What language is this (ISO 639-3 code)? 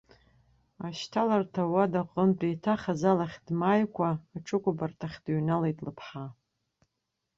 abk